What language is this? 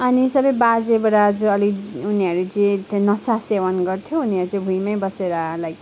Nepali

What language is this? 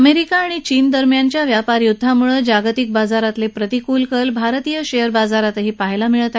Marathi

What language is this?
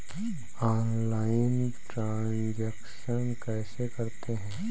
Hindi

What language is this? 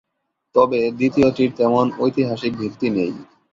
Bangla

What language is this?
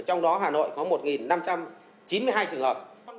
Vietnamese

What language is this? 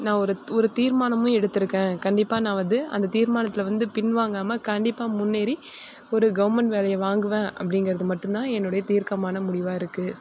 Tamil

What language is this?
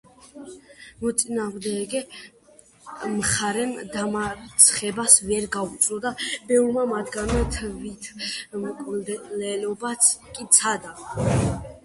Georgian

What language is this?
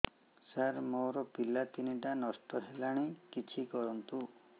Odia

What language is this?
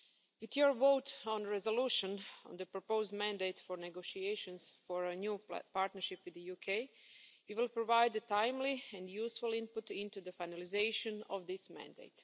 English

